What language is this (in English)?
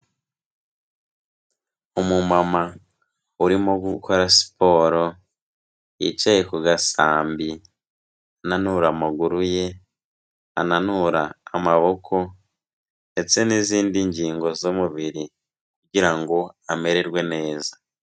Kinyarwanda